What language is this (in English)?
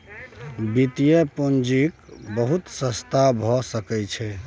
Maithili